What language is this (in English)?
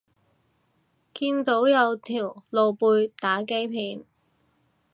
Cantonese